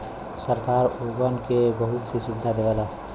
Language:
Bhojpuri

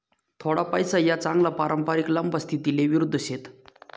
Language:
Marathi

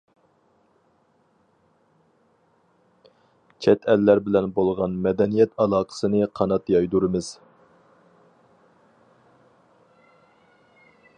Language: Uyghur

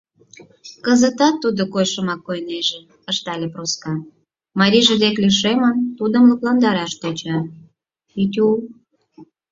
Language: Mari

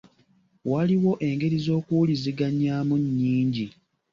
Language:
Ganda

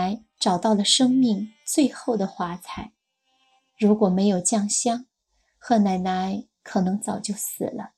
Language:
Chinese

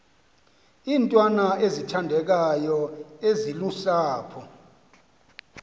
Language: Xhosa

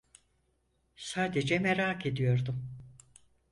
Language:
Turkish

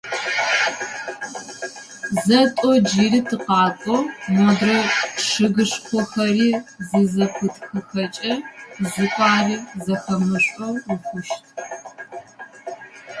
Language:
Adyghe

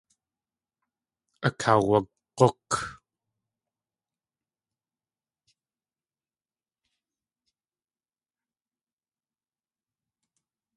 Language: Tlingit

